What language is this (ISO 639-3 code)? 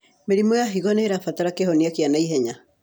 kik